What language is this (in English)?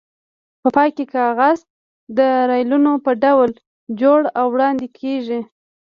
Pashto